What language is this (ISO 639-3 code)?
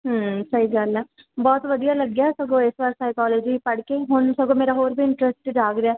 pan